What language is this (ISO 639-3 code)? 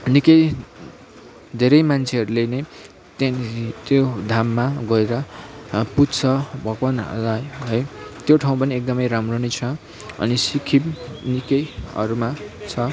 nep